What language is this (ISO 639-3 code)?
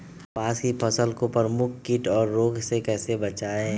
mag